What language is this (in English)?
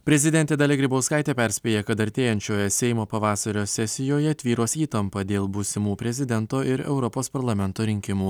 Lithuanian